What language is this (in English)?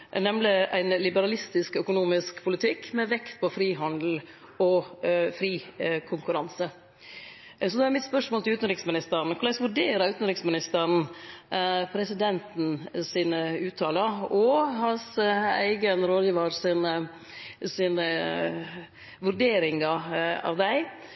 Norwegian Nynorsk